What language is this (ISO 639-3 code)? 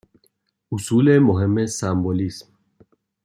fas